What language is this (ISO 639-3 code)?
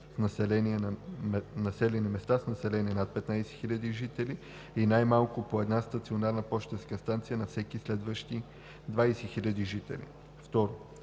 bul